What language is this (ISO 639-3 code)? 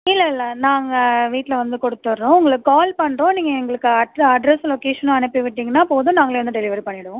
tam